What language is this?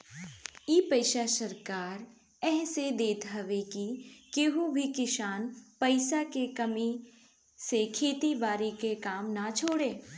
Bhojpuri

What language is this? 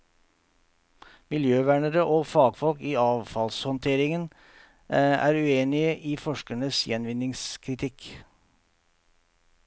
Norwegian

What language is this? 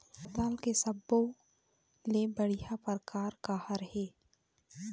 Chhattisgarhi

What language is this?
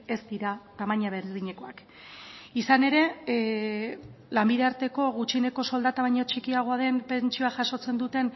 Basque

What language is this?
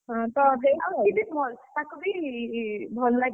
Odia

